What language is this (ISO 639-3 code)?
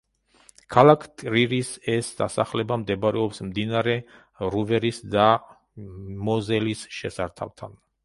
kat